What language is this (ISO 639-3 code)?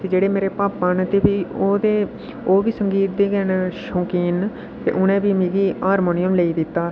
doi